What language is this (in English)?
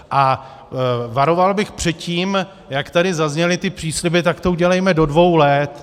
Czech